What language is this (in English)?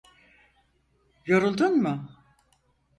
Turkish